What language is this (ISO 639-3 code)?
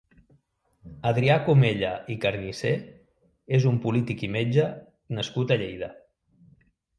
cat